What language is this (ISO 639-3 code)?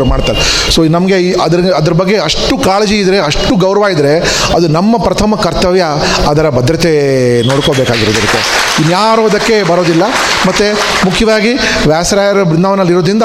kan